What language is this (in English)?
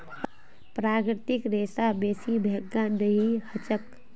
Magahi